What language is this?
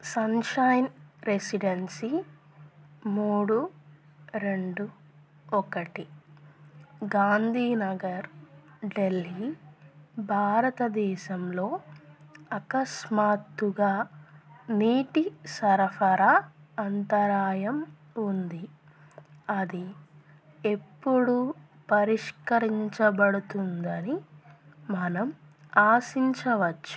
Telugu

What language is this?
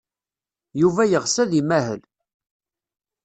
Kabyle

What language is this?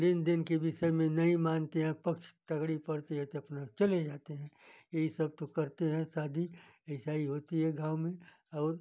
Hindi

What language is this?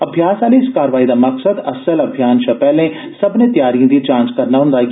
Dogri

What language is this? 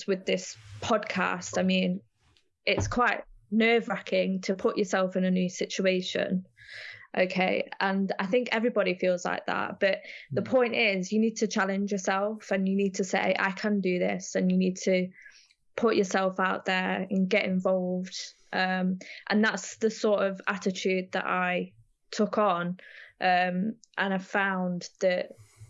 English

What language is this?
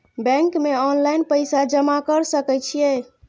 Maithili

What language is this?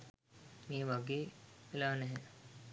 Sinhala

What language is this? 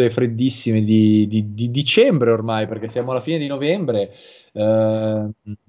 Italian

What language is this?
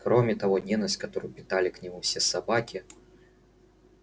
Russian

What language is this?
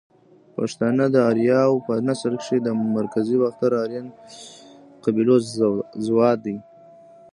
Pashto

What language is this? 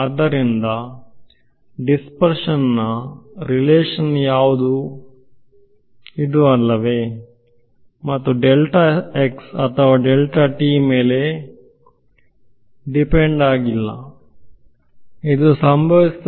Kannada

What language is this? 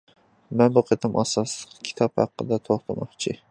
Uyghur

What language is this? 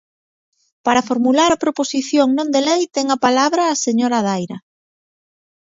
Galician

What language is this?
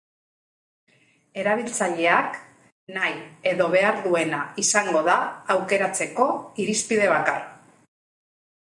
Basque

